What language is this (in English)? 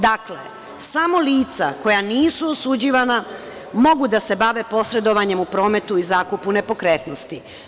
Serbian